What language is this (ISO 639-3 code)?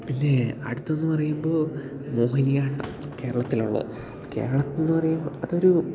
mal